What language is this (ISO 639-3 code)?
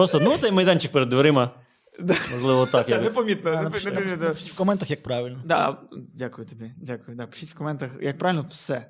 ukr